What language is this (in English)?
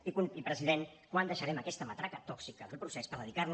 Catalan